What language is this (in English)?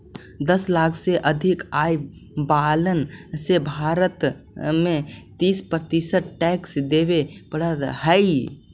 Magahi